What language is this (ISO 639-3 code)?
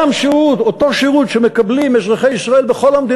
heb